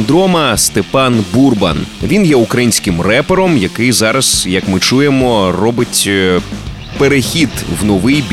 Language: Ukrainian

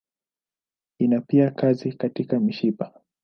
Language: Swahili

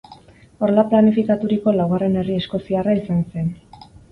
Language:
Basque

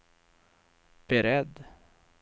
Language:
Swedish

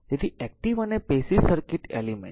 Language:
Gujarati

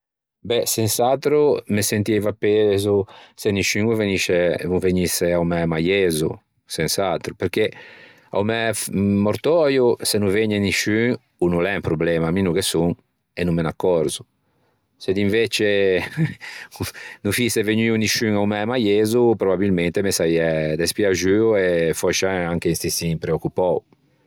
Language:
Ligurian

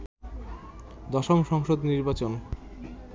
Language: Bangla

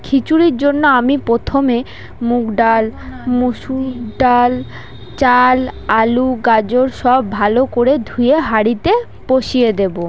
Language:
Bangla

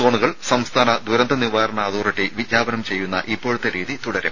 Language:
Malayalam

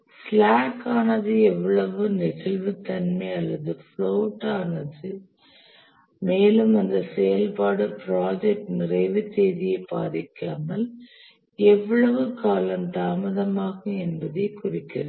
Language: Tamil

